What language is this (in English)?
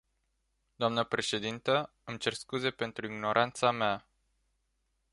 Romanian